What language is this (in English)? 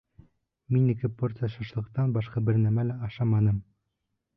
Bashkir